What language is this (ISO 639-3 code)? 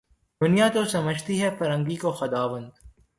urd